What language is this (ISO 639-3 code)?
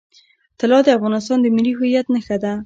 pus